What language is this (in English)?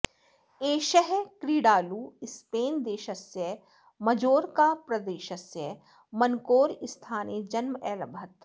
Sanskrit